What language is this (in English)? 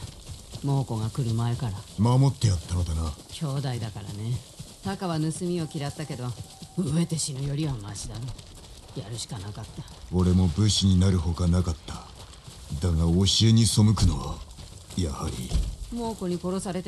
Japanese